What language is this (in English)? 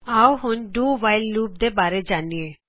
Punjabi